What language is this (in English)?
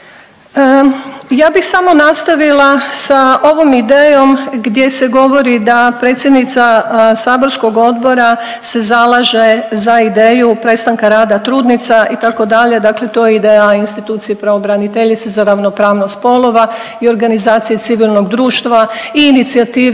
Croatian